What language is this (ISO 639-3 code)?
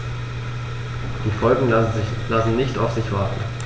deu